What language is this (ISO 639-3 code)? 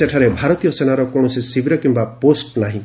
ori